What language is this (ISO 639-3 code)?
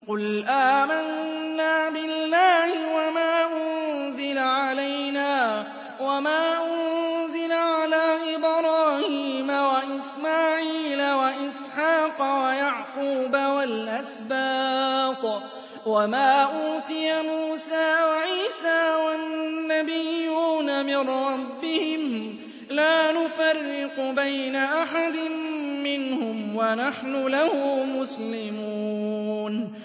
ara